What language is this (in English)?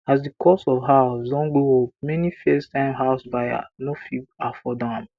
Nigerian Pidgin